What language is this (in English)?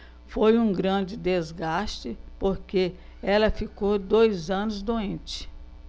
Portuguese